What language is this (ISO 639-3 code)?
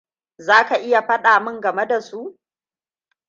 hau